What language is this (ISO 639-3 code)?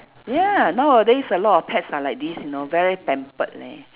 eng